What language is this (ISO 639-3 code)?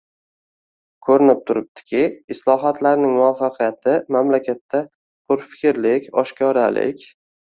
uzb